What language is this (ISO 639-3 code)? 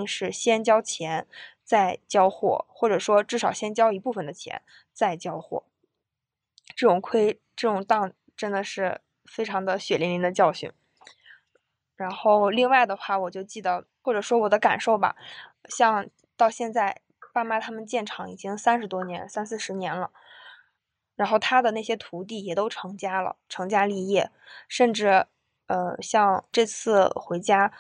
zho